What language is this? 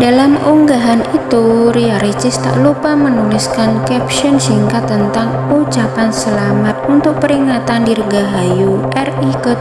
Indonesian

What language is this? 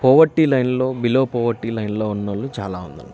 Telugu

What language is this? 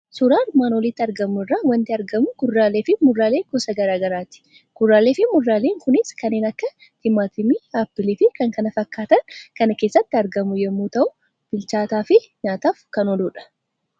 Oromo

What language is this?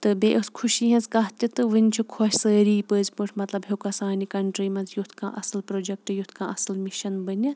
Kashmiri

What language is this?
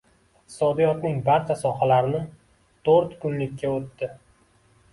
Uzbek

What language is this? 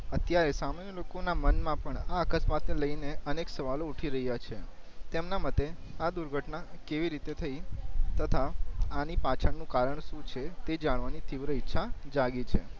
Gujarati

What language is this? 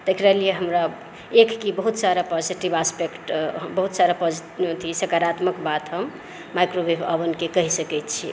Maithili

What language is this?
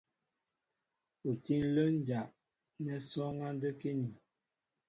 Mbo (Cameroon)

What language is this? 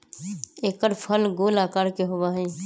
Magahi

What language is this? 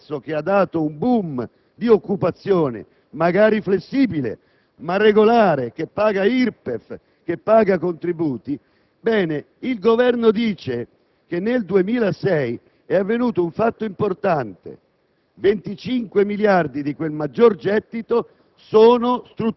Italian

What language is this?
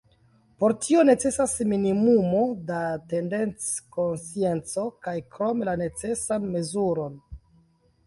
Esperanto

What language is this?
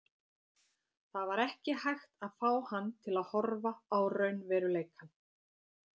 Icelandic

